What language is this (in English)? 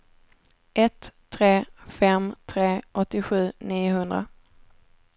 Swedish